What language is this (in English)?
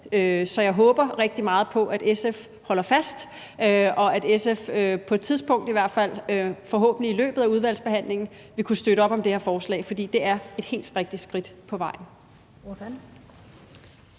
Danish